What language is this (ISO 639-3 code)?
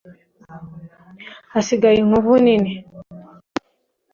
kin